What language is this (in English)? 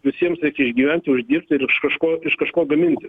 Lithuanian